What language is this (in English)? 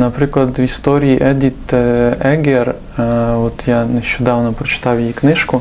Ukrainian